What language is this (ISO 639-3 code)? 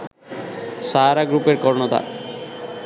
ben